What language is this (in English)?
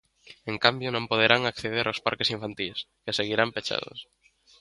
Galician